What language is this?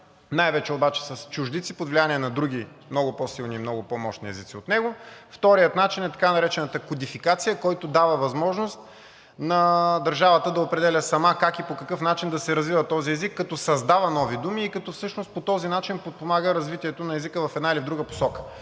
Bulgarian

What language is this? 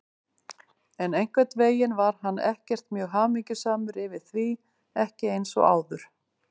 Icelandic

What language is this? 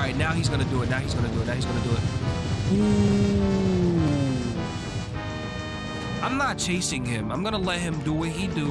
English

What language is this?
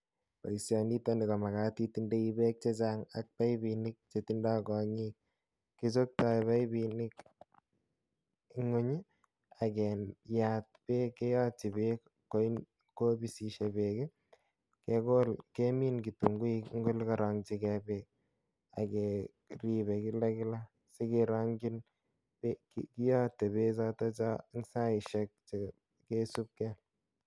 Kalenjin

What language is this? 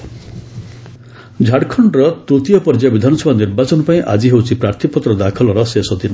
Odia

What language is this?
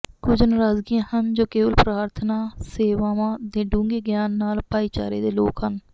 Punjabi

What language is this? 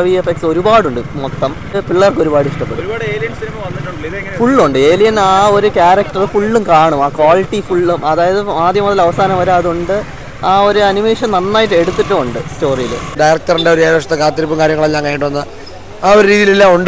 Malayalam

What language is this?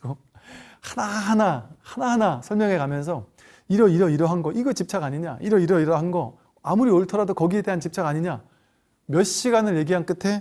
Korean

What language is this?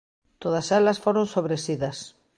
Galician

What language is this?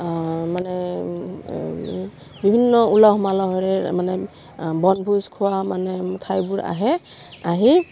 Assamese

